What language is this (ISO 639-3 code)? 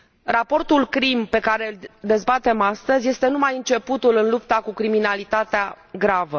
ron